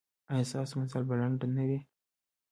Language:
Pashto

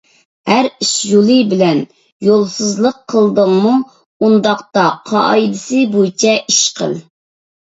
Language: Uyghur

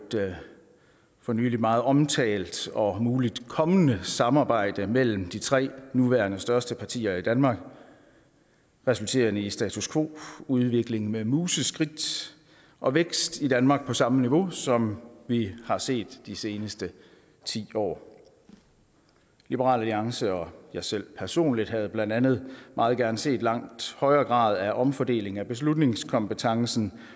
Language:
Danish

